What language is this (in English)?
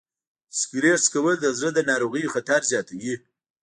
Pashto